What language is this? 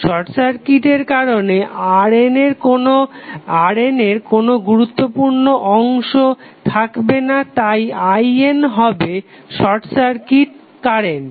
Bangla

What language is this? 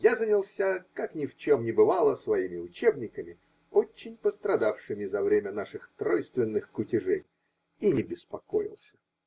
Russian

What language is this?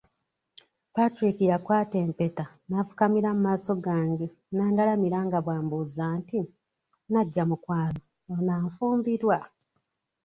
Ganda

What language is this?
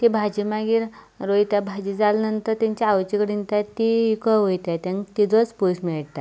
Konkani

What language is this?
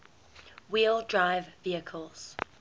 English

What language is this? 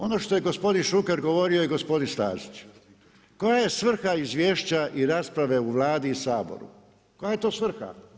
Croatian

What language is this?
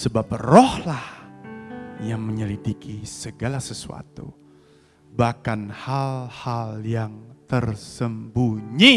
Indonesian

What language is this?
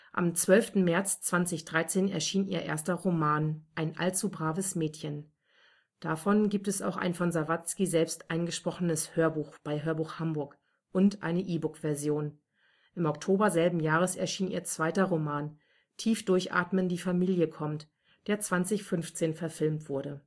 German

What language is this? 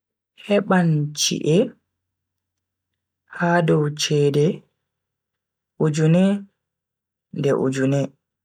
Bagirmi Fulfulde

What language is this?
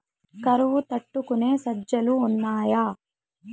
Telugu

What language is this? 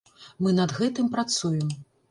Belarusian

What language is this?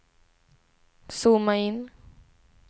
Swedish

